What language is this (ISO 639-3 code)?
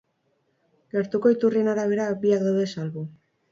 eus